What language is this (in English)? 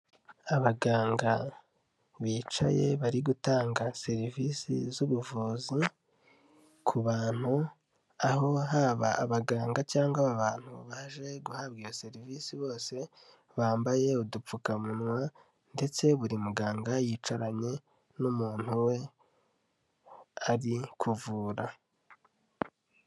Kinyarwanda